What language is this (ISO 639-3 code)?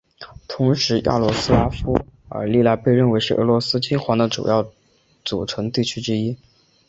zho